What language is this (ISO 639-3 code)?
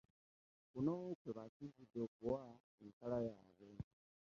lug